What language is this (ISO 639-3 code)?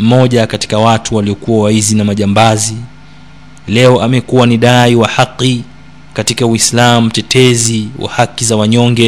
swa